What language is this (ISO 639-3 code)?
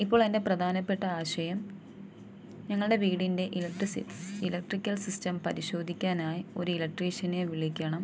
mal